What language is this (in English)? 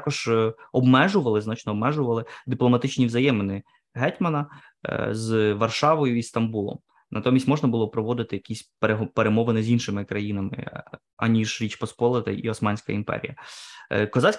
Ukrainian